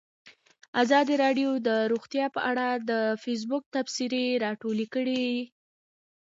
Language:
Pashto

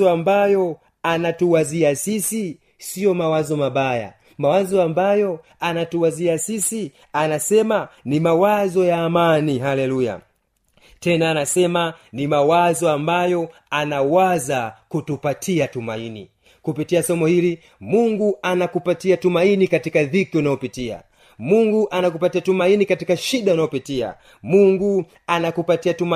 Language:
Swahili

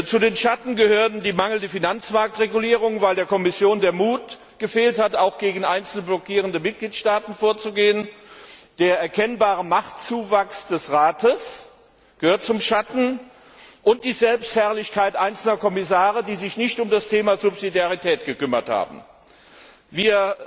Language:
German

